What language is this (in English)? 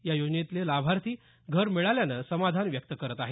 Marathi